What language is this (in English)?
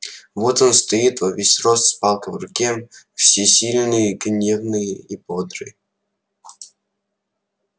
Russian